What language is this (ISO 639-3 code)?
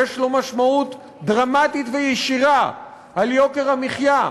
heb